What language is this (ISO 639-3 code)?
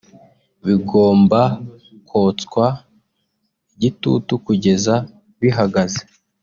kin